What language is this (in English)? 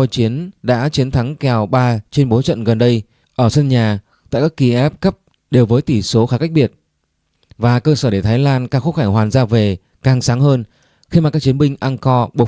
Vietnamese